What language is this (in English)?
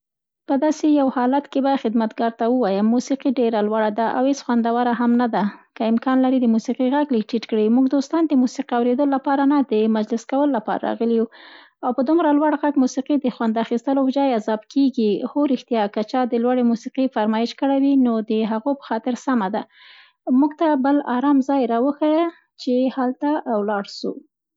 Central Pashto